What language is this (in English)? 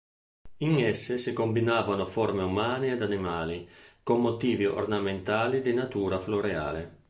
Italian